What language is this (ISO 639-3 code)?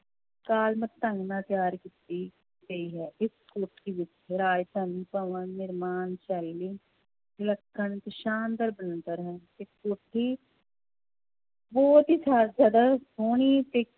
pan